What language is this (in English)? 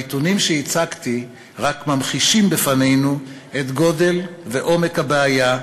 Hebrew